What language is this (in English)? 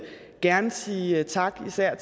Danish